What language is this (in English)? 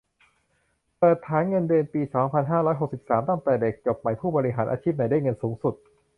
Thai